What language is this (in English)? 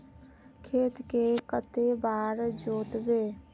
Magahi